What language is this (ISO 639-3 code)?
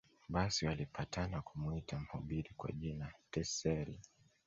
swa